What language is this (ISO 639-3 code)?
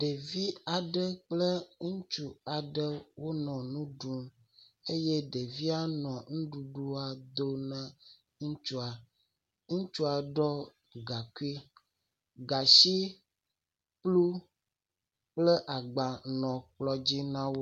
ewe